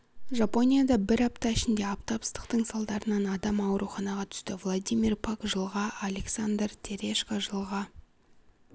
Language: Kazakh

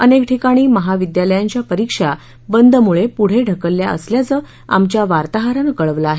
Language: Marathi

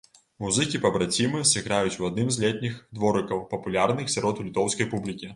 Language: Belarusian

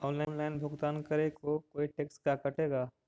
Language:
Magahi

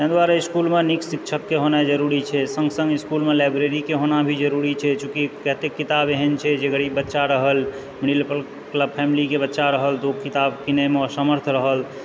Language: Maithili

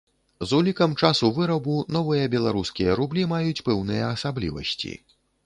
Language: Belarusian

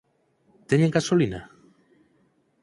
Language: Galician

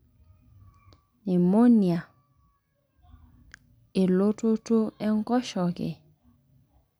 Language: Masai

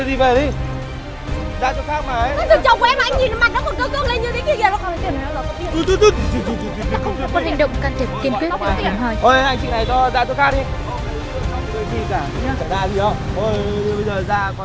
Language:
Vietnamese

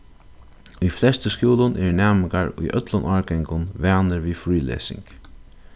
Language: Faroese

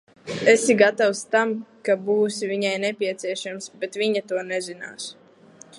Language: Latvian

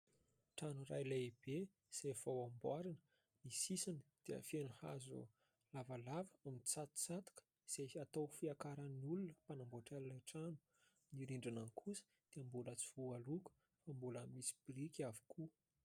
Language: Malagasy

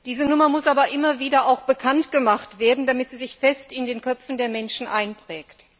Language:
German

